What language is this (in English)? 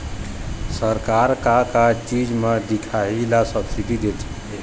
Chhattisgarhi